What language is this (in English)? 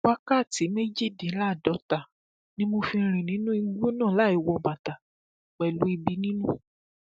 Yoruba